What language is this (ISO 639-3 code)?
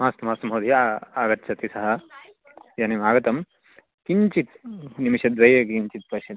san